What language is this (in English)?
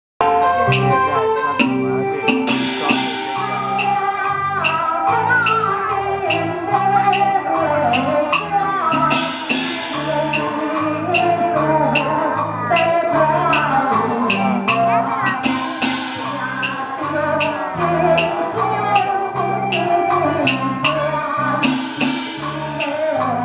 Arabic